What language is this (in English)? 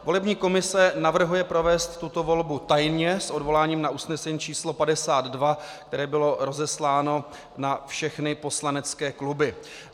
Czech